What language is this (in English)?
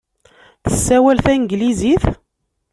Kabyle